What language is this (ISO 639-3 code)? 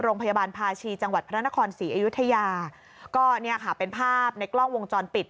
tha